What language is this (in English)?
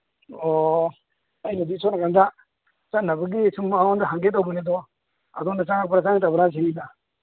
Manipuri